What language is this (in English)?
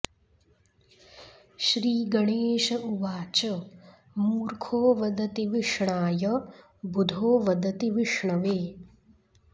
Sanskrit